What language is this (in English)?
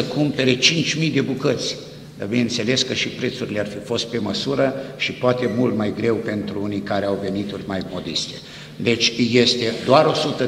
Romanian